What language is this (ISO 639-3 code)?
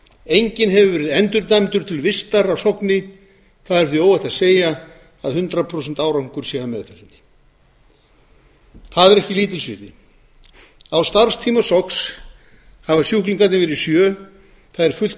isl